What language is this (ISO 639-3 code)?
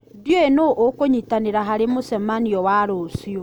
kik